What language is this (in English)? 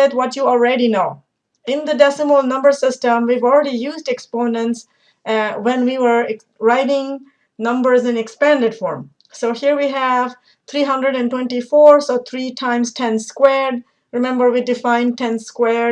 English